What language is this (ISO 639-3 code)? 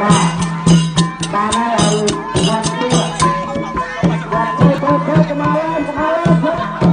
kor